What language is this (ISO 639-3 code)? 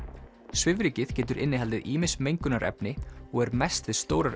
isl